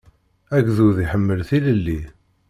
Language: Kabyle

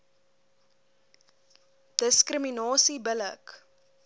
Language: Afrikaans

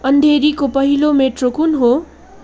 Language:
Nepali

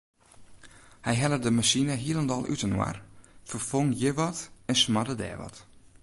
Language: Western Frisian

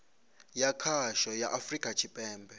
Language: Venda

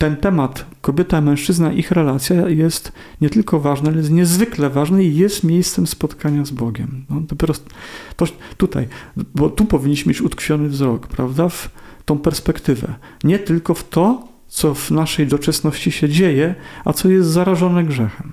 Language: Polish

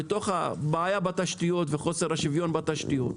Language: Hebrew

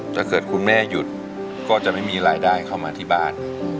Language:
Thai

